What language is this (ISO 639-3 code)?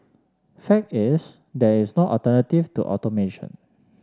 eng